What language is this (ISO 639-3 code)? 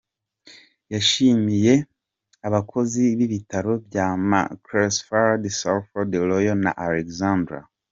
kin